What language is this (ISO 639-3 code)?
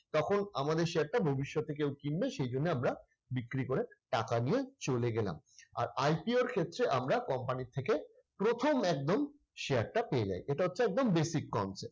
ben